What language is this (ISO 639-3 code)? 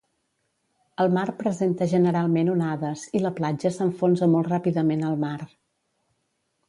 cat